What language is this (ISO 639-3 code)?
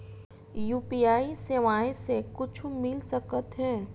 hne